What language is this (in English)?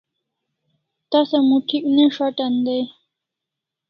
Kalasha